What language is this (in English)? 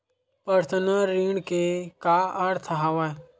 Chhattisgarhi